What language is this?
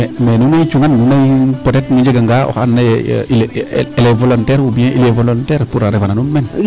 Serer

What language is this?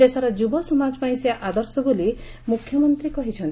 Odia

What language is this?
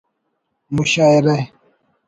Brahui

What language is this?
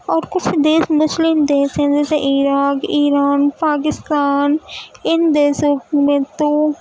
Urdu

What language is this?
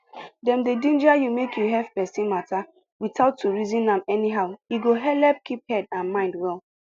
Nigerian Pidgin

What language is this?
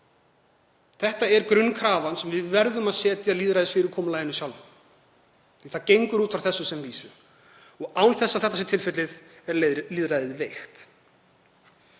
Icelandic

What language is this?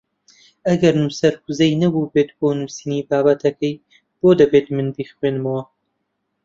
Central Kurdish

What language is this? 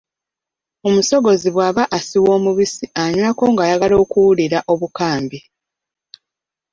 Ganda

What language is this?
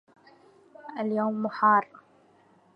Arabic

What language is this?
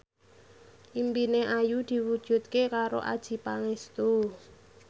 Javanese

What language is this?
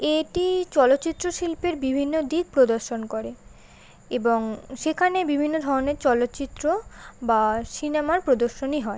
Bangla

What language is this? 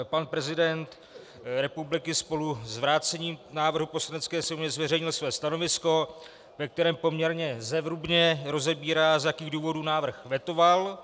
Czech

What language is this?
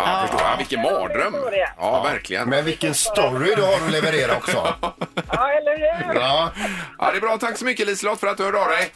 Swedish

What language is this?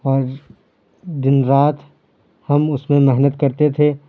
Urdu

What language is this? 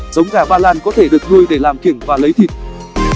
Vietnamese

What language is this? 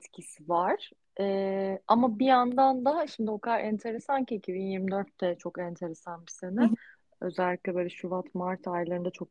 Turkish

